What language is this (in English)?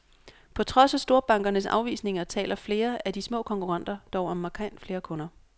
Danish